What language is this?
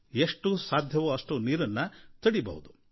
Kannada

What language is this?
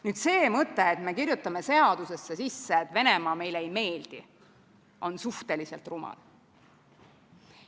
Estonian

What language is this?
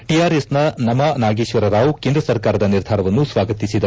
Kannada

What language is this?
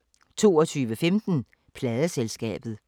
Danish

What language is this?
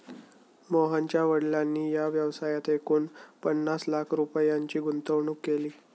Marathi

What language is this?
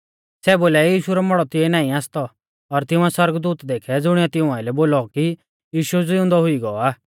Mahasu Pahari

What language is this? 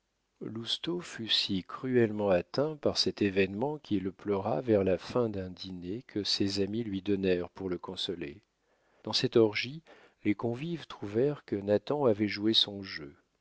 French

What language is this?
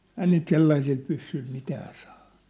Finnish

